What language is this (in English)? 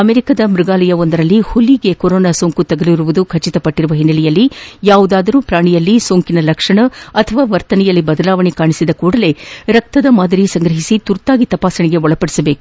Kannada